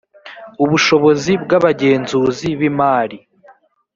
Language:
Kinyarwanda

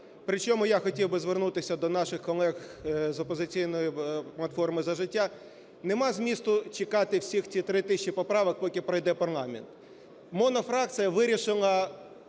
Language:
Ukrainian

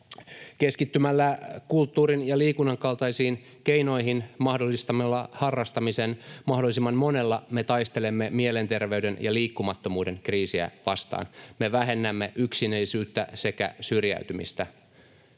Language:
Finnish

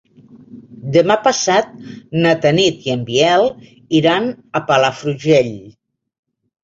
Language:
Catalan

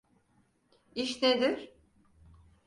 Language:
Turkish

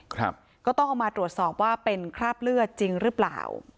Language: Thai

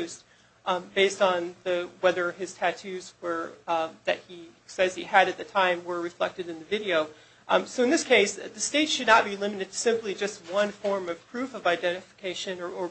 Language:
English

